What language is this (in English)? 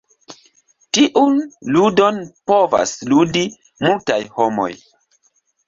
Esperanto